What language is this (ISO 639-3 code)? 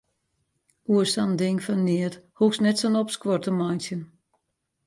fry